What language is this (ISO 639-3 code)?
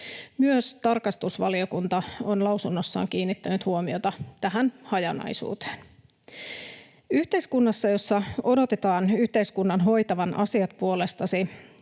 fin